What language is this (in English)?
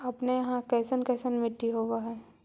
Magahi